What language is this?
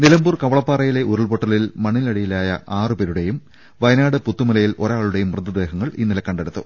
Malayalam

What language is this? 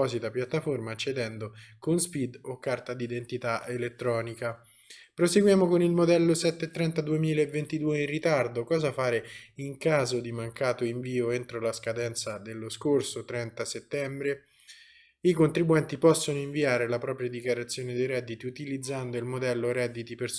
Italian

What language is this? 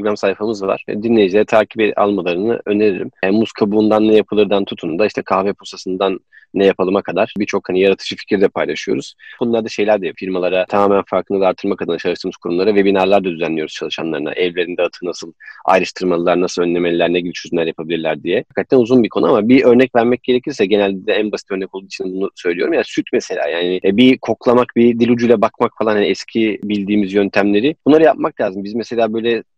Turkish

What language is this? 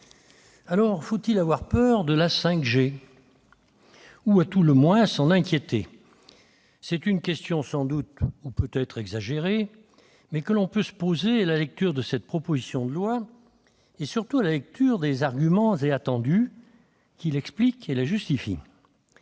French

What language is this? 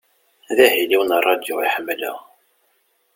Kabyle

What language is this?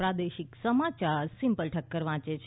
Gujarati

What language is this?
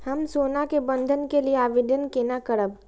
Maithili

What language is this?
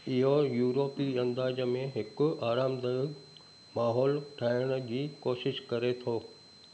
Sindhi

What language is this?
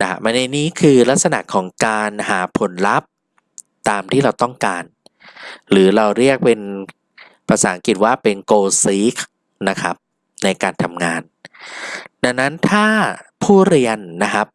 Thai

